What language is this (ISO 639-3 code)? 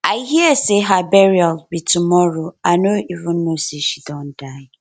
pcm